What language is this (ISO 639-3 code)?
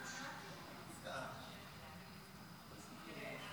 heb